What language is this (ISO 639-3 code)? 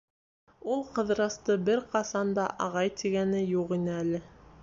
bak